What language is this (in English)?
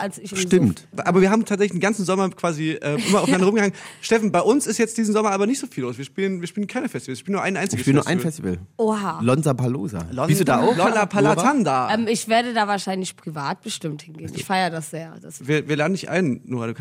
German